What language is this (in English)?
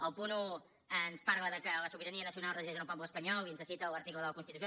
Catalan